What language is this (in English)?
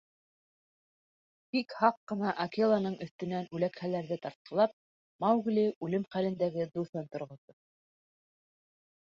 Bashkir